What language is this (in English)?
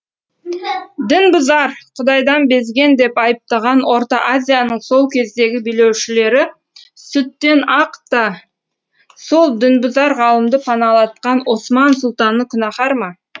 Kazakh